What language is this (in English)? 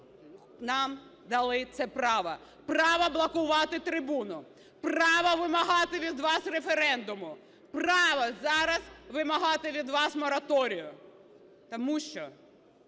Ukrainian